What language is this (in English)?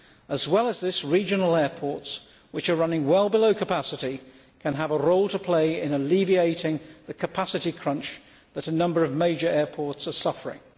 English